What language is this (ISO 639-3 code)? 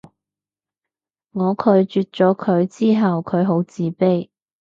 yue